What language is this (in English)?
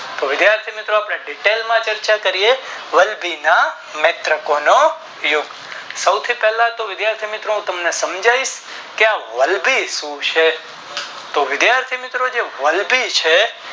Gujarati